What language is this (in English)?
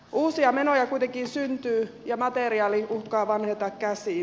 Finnish